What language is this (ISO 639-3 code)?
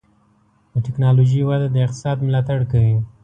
pus